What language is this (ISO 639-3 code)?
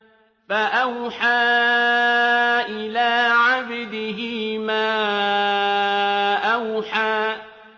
ara